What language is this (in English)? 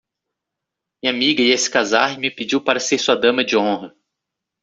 Portuguese